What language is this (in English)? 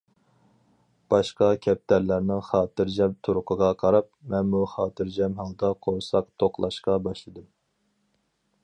Uyghur